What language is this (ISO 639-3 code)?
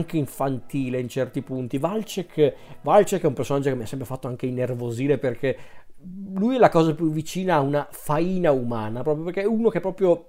ita